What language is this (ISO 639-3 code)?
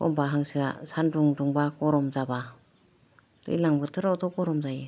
brx